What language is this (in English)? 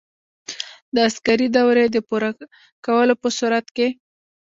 Pashto